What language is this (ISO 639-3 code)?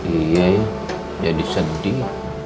ind